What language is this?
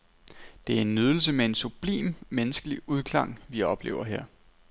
Danish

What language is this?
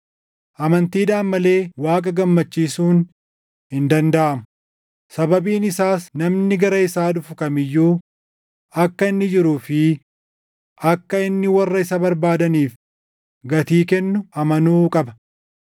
Oromo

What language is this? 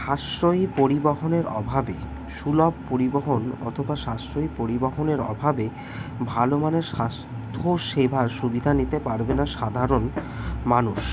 Bangla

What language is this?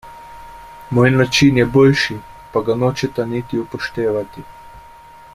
Slovenian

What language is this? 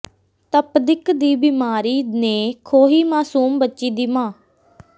Punjabi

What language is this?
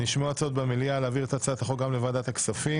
Hebrew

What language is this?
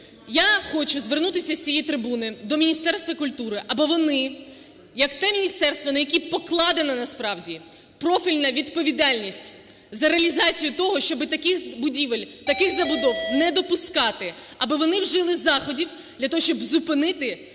Ukrainian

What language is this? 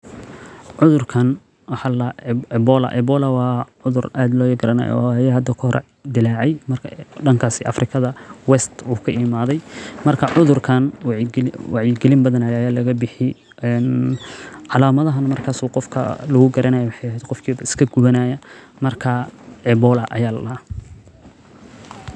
Somali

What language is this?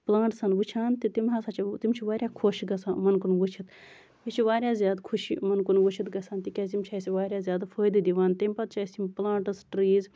Kashmiri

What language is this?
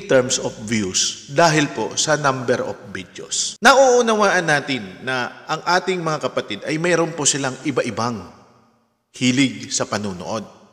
Filipino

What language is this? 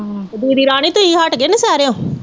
Punjabi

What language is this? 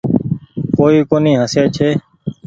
Goaria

